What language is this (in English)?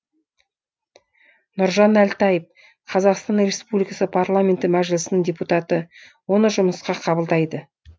Kazakh